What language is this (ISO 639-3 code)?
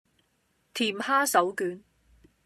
yue